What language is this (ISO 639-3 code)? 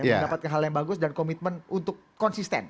ind